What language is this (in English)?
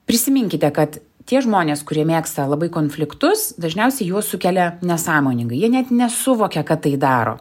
Lithuanian